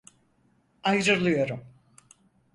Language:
Turkish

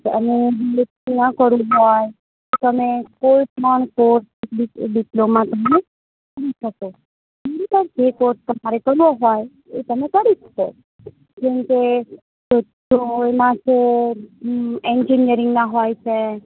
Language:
Gujarati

